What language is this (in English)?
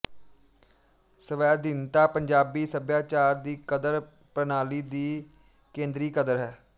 Punjabi